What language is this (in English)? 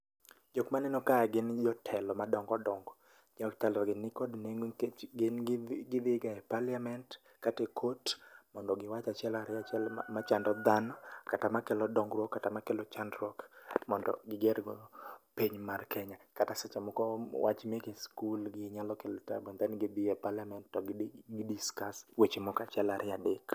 Luo (Kenya and Tanzania)